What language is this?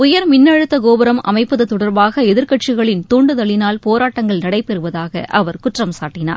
Tamil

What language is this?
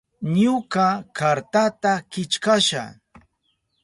Southern Pastaza Quechua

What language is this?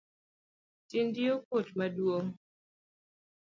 Luo (Kenya and Tanzania)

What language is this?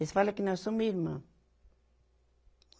Portuguese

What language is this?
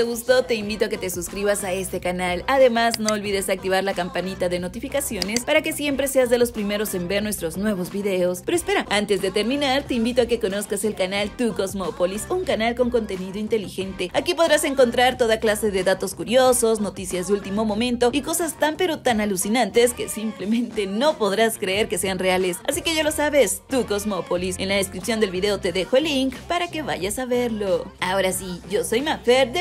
Spanish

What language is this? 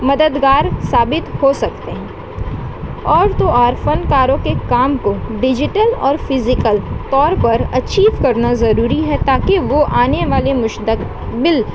Urdu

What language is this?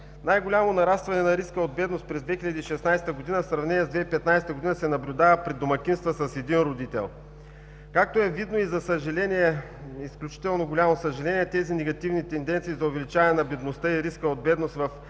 Bulgarian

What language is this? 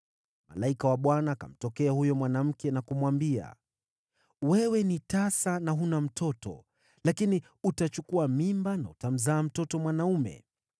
Swahili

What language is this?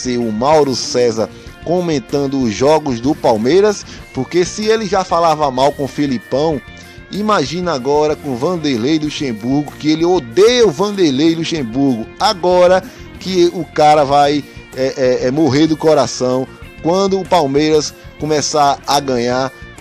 Portuguese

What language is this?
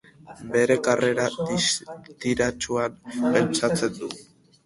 Basque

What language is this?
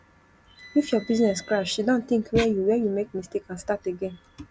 Nigerian Pidgin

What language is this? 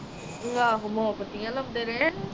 Punjabi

